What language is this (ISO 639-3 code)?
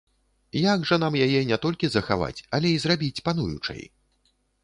bel